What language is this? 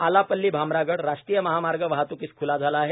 Marathi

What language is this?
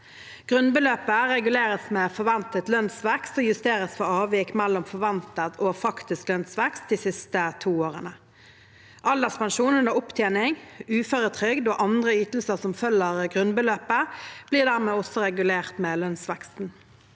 Norwegian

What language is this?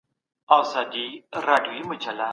Pashto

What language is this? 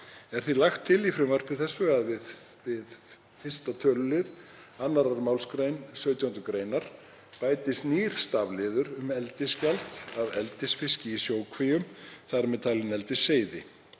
Icelandic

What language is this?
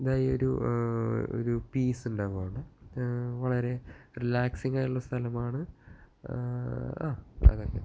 Malayalam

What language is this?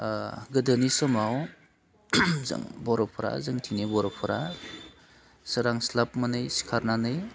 Bodo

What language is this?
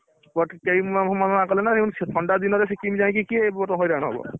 Odia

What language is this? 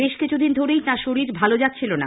Bangla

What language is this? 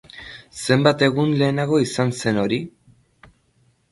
Basque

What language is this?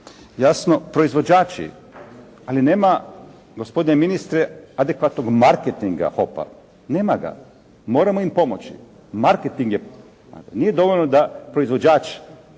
Croatian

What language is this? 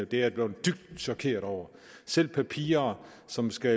Danish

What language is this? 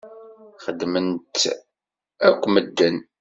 Kabyle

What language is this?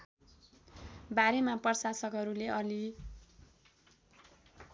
Nepali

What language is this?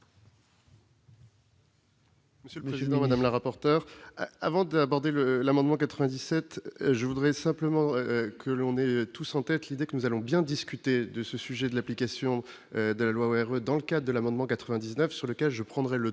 French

